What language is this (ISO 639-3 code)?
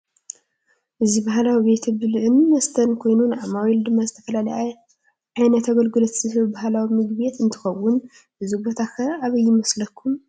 tir